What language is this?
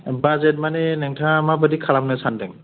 Bodo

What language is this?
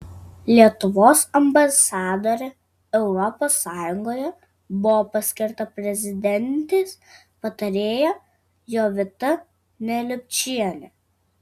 Lithuanian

